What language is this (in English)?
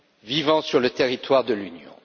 French